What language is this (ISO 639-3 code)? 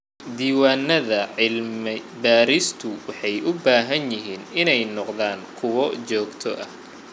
som